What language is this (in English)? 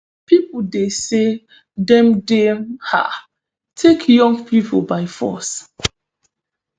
Nigerian Pidgin